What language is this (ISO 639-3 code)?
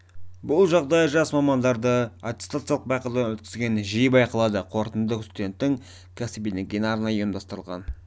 kaz